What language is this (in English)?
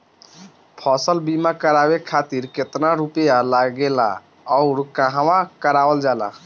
Bhojpuri